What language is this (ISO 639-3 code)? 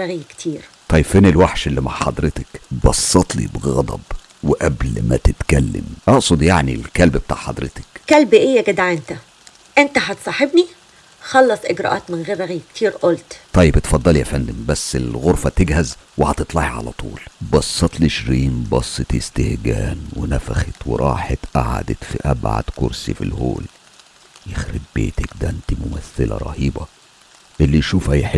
ara